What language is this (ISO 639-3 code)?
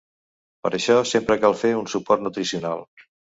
cat